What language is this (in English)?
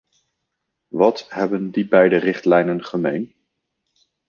Dutch